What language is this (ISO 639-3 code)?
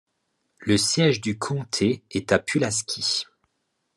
fra